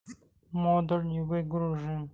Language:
Russian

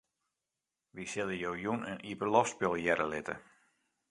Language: Western Frisian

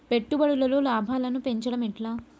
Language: Telugu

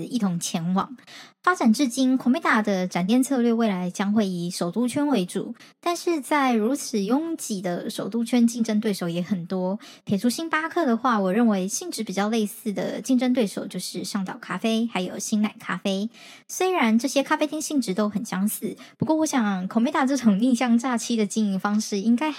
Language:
Chinese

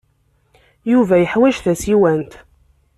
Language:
Kabyle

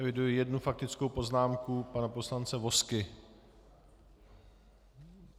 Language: Czech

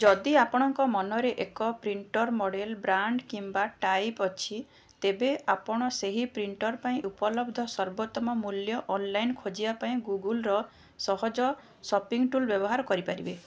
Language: Odia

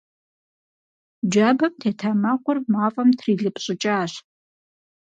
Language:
Kabardian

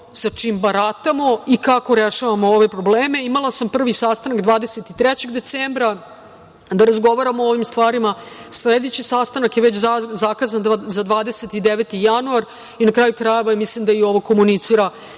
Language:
Serbian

